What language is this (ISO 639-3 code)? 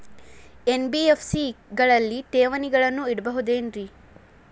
kan